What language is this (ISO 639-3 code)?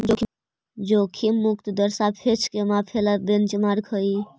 mag